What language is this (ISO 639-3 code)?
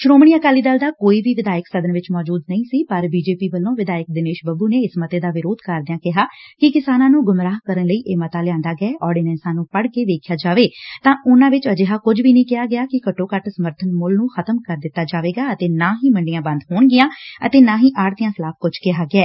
pan